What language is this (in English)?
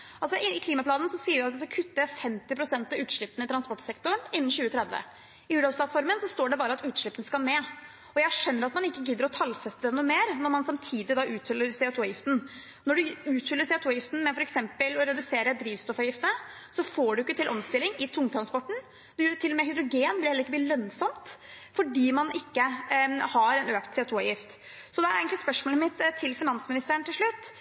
Norwegian Bokmål